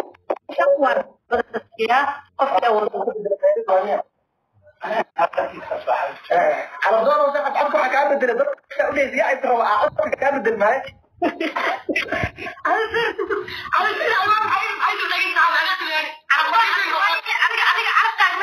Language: Arabic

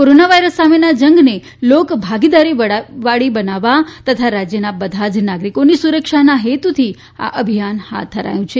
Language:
Gujarati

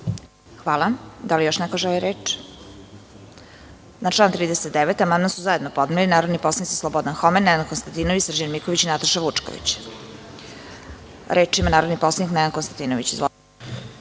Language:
Serbian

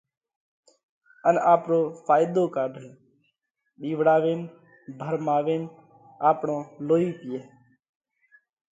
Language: Parkari Koli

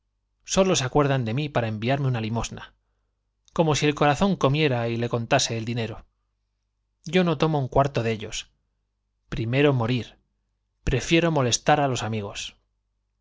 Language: Spanish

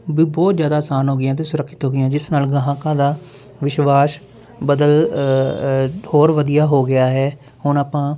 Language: Punjabi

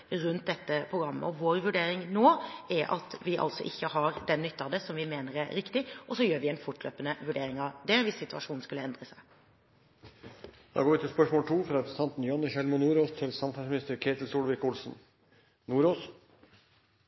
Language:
Norwegian Bokmål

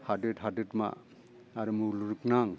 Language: Bodo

